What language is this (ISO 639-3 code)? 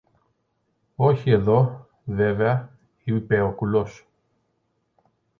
ell